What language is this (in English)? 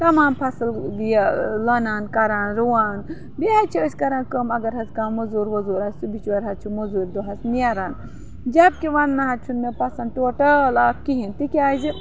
Kashmiri